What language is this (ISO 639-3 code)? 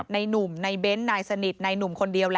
tha